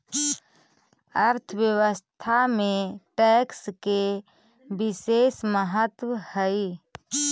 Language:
Magahi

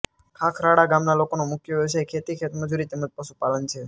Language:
Gujarati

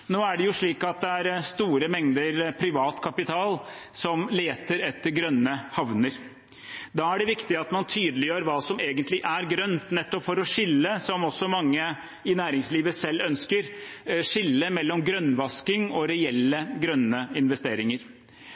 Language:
Norwegian Bokmål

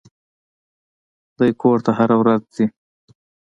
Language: Pashto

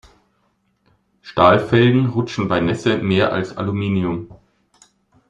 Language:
German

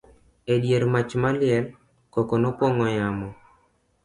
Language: Luo (Kenya and Tanzania)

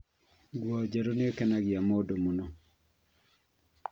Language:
Kikuyu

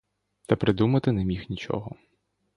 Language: Ukrainian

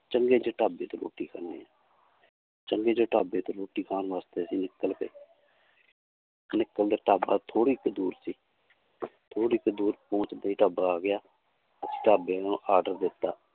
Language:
Punjabi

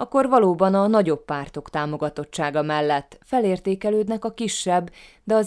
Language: Hungarian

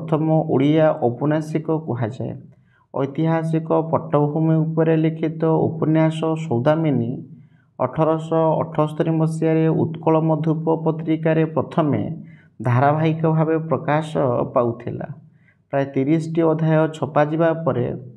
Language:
Bangla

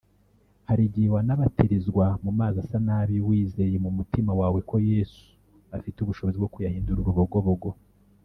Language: Kinyarwanda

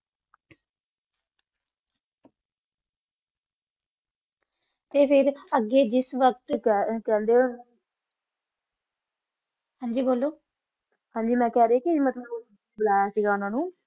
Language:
Punjabi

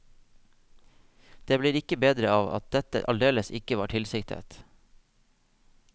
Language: Norwegian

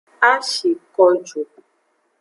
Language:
Aja (Benin)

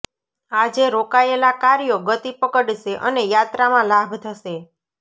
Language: Gujarati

